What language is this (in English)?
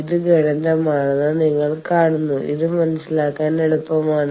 Malayalam